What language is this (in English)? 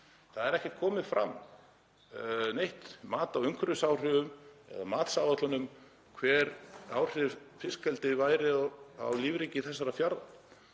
Icelandic